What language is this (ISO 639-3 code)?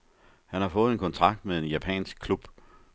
dan